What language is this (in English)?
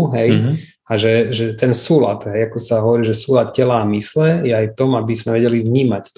Slovak